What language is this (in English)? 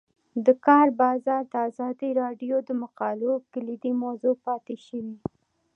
Pashto